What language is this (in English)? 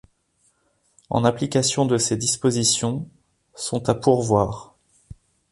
French